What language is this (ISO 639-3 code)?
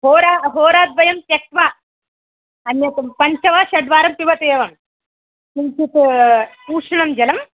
san